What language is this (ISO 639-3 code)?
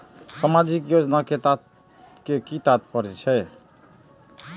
mai